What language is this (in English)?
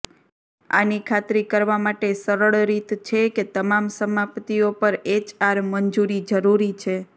Gujarati